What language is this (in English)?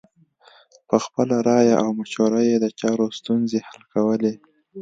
Pashto